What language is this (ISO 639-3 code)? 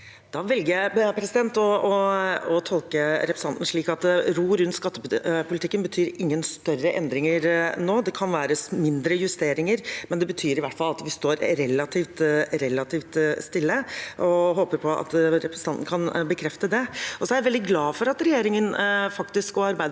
nor